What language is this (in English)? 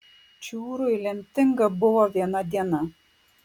Lithuanian